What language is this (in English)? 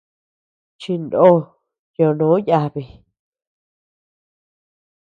Tepeuxila Cuicatec